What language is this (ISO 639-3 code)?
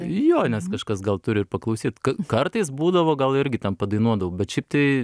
lit